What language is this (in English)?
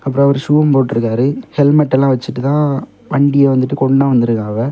Tamil